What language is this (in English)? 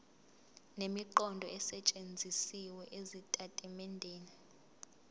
Zulu